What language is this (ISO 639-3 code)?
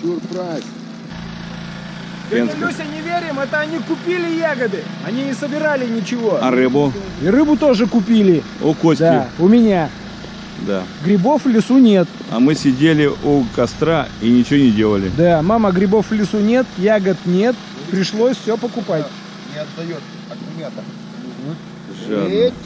rus